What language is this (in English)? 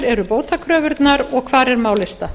Icelandic